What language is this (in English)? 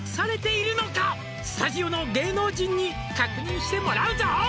Japanese